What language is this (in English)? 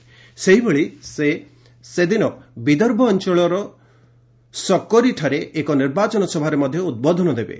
Odia